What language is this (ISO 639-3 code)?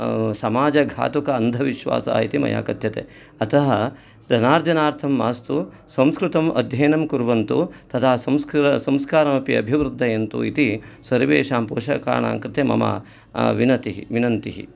san